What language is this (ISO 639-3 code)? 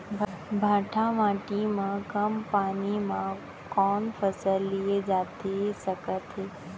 hne